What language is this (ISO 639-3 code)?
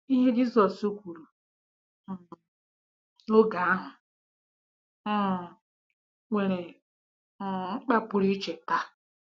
ibo